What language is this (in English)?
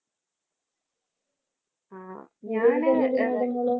Malayalam